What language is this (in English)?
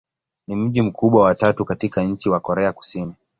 Swahili